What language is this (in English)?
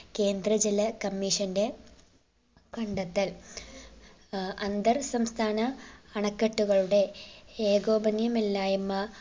Malayalam